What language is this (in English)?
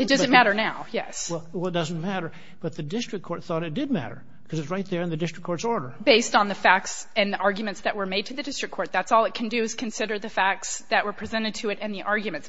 English